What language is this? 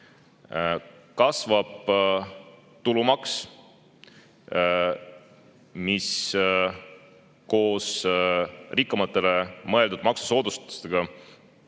Estonian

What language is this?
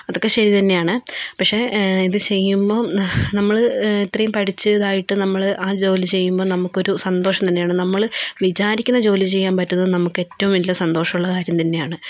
Malayalam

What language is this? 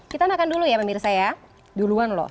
Indonesian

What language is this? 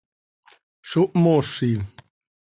Seri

